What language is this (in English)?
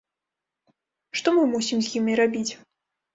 Belarusian